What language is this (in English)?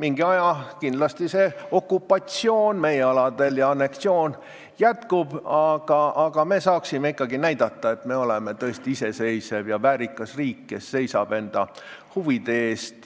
Estonian